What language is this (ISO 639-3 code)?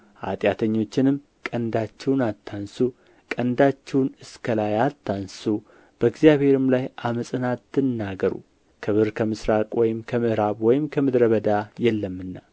amh